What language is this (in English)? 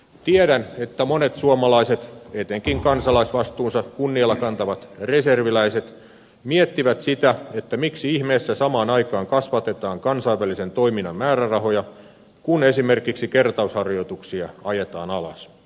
Finnish